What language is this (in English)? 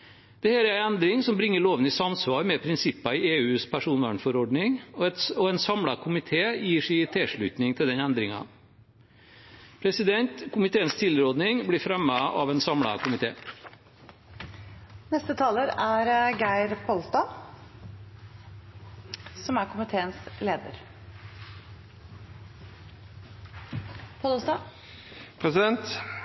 Norwegian